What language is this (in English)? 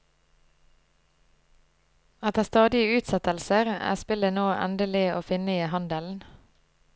Norwegian